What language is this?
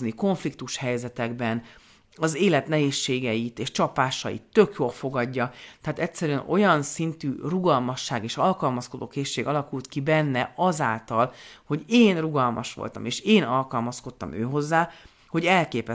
Hungarian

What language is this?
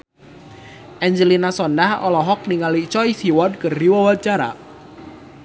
Sundanese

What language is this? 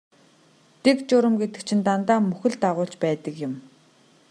Mongolian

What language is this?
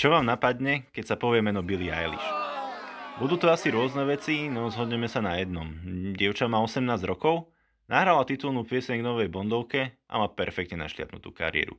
Slovak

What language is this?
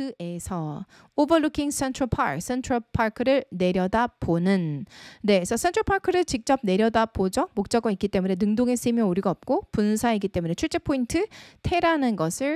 Korean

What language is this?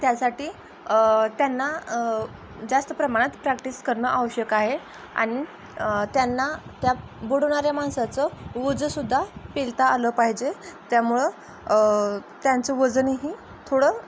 Marathi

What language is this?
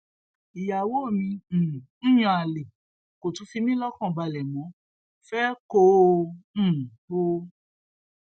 Yoruba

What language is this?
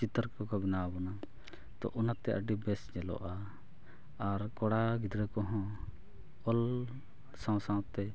Santali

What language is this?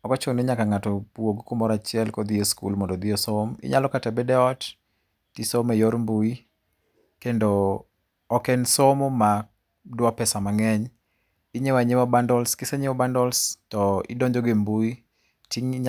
Luo (Kenya and Tanzania)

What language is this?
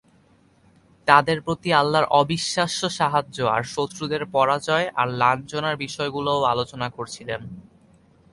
Bangla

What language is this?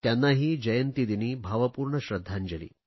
Marathi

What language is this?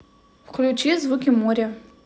Russian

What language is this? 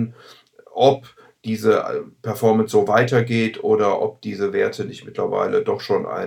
German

